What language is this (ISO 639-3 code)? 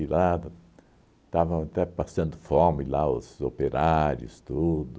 por